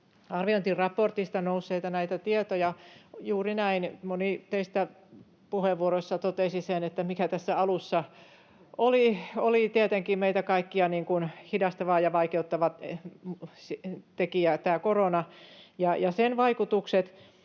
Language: Finnish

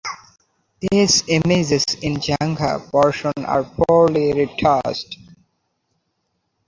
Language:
English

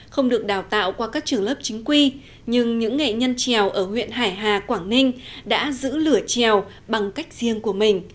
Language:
Vietnamese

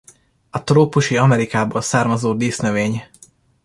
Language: Hungarian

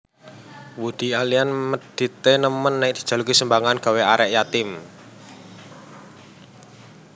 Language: Javanese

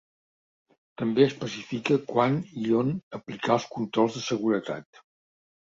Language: Catalan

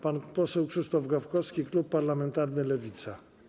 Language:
Polish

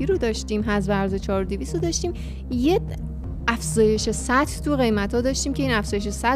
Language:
Persian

